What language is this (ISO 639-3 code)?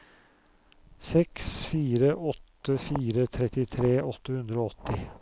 nor